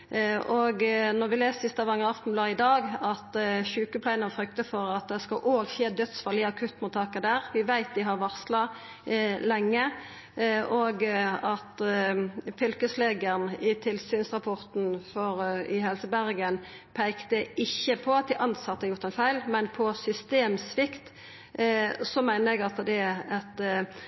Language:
Norwegian Nynorsk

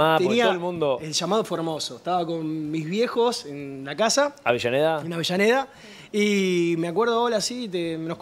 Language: Spanish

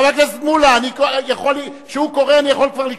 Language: Hebrew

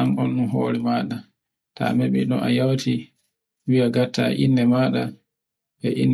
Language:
Borgu Fulfulde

